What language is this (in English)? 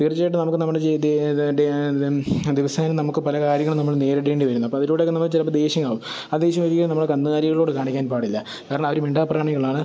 Malayalam